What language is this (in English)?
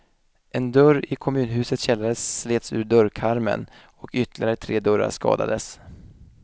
Swedish